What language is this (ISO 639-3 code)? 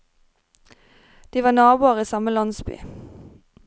nor